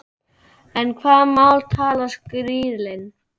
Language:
Icelandic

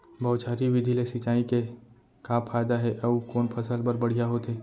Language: Chhattisgarhi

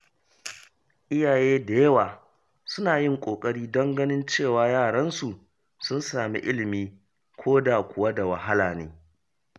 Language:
Hausa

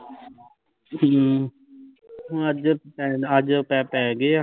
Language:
Punjabi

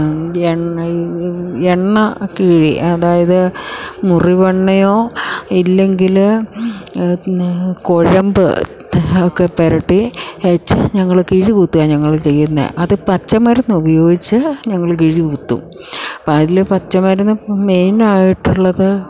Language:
Malayalam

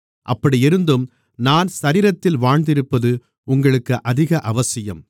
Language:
Tamil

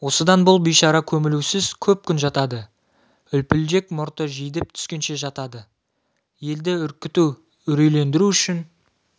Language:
Kazakh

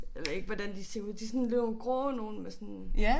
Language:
Danish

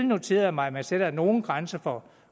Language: Danish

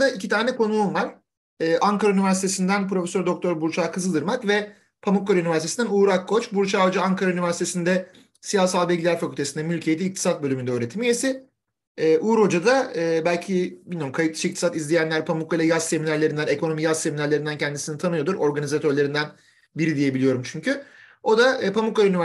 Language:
Turkish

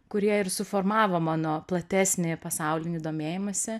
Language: Lithuanian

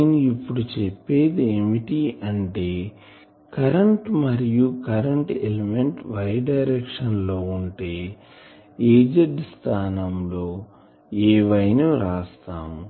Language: Telugu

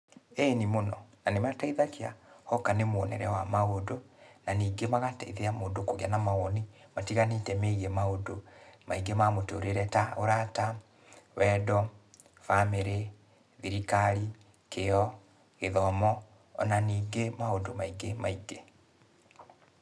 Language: Kikuyu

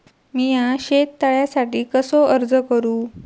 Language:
Marathi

